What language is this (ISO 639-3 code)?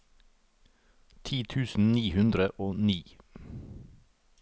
nor